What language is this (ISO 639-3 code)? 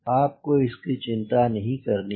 hin